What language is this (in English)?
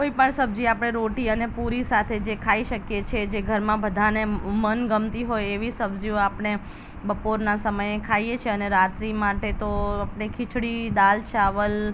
Gujarati